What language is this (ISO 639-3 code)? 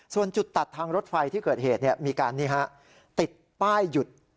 tha